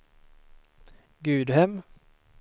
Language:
Swedish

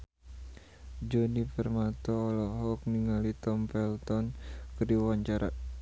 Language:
Sundanese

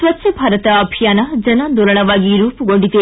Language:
Kannada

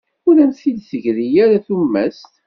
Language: Kabyle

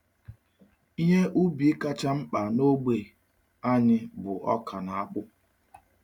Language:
Igbo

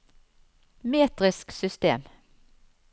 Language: Norwegian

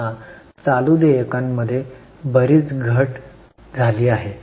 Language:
Marathi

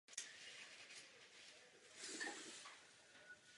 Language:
Czech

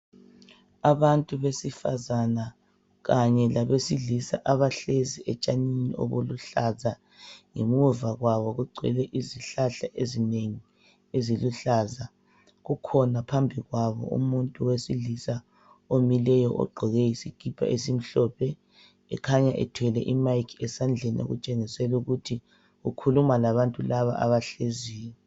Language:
North Ndebele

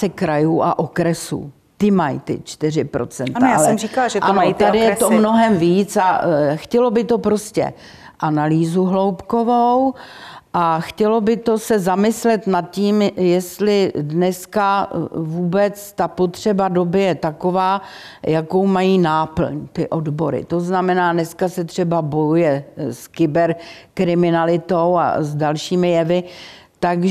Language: Czech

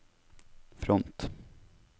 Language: Norwegian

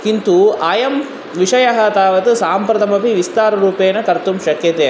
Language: Sanskrit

